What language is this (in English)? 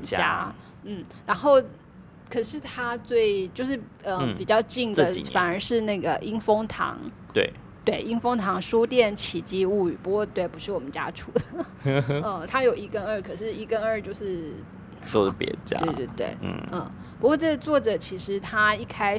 Chinese